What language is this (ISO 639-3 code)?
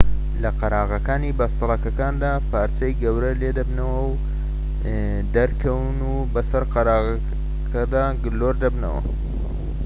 ckb